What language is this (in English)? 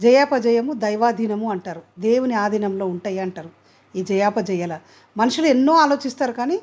Telugu